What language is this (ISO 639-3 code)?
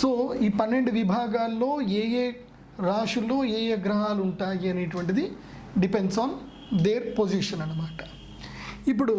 tel